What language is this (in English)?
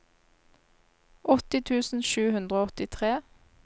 Norwegian